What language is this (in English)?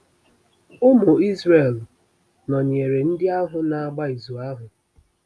Igbo